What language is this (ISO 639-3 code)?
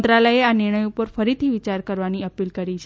guj